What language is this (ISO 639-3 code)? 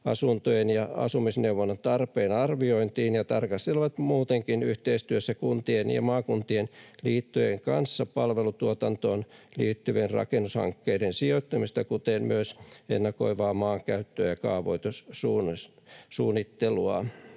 fin